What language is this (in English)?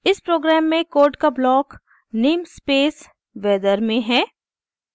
Hindi